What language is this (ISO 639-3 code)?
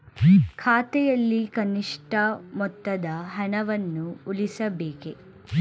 kan